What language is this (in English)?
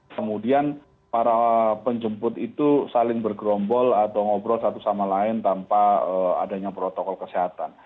Indonesian